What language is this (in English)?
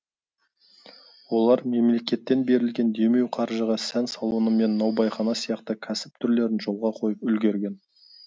Kazakh